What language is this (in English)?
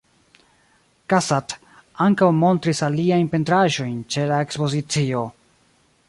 Esperanto